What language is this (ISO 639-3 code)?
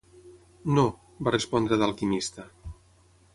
cat